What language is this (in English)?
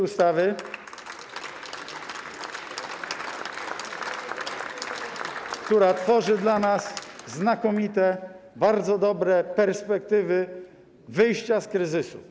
Polish